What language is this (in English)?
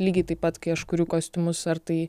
Lithuanian